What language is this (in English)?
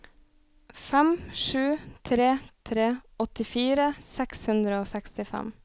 Norwegian